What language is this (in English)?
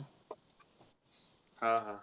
Marathi